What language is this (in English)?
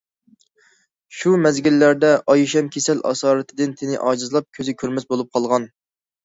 Uyghur